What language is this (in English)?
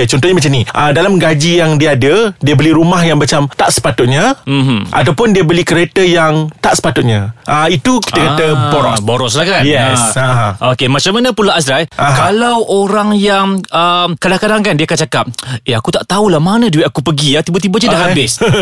Malay